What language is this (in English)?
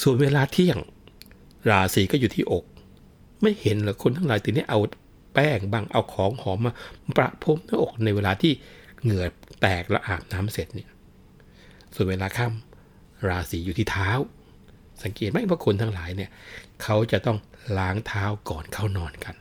Thai